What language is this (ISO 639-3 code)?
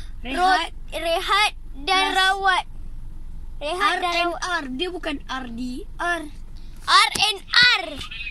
msa